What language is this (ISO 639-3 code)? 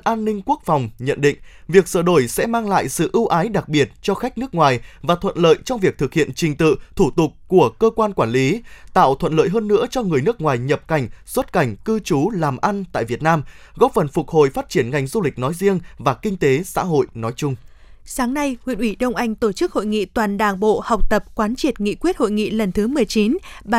vie